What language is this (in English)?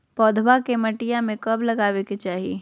Magahi